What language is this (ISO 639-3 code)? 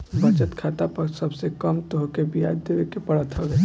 bho